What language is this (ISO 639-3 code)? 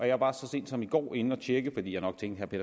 dan